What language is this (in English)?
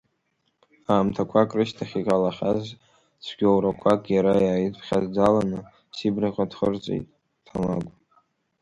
Abkhazian